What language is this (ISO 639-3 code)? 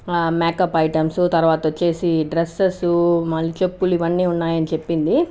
tel